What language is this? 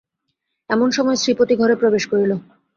Bangla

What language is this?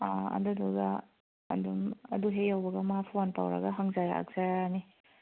Manipuri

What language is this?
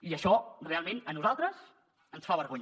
Catalan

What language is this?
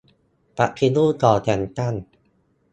Thai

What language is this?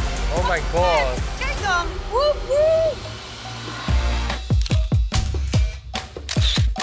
Dutch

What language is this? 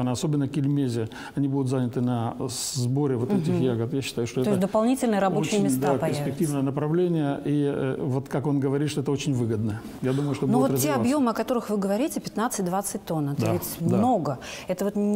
Russian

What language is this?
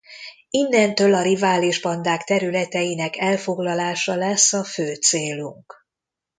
Hungarian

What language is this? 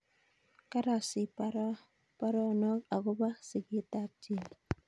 Kalenjin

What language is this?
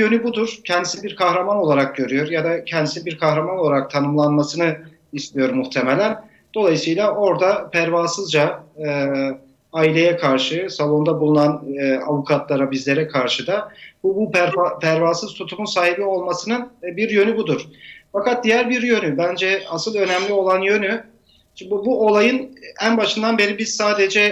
Turkish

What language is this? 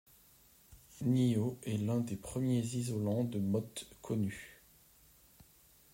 French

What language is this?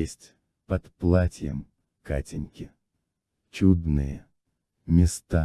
Russian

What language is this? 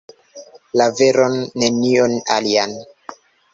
Esperanto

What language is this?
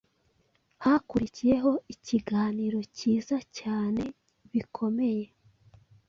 Kinyarwanda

